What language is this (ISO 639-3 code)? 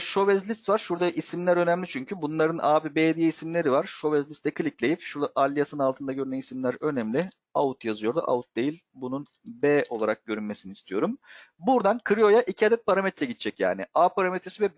tur